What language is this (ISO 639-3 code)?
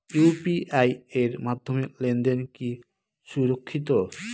ben